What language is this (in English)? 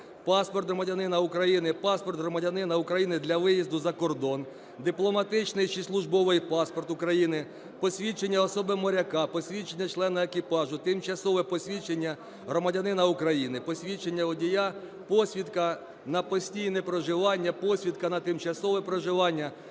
Ukrainian